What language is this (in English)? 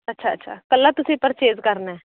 Punjabi